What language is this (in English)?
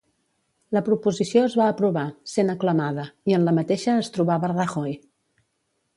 Catalan